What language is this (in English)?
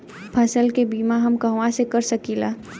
Bhojpuri